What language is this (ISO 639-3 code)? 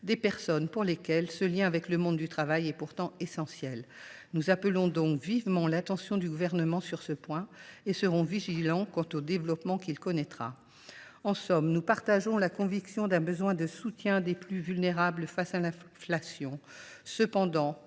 fra